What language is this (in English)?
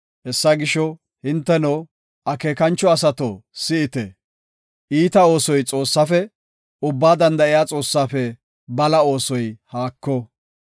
Gofa